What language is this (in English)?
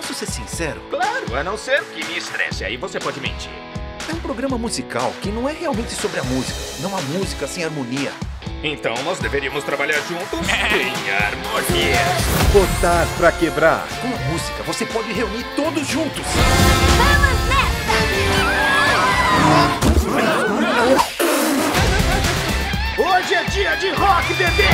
Portuguese